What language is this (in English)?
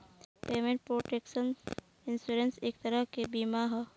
Bhojpuri